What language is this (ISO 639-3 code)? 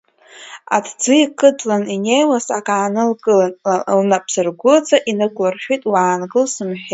abk